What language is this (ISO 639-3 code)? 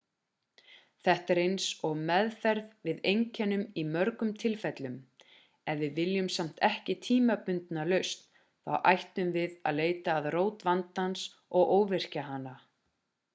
isl